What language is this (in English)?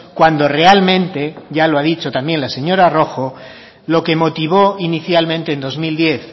Spanish